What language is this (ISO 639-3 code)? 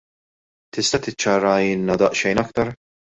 mlt